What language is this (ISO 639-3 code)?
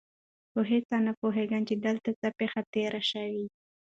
pus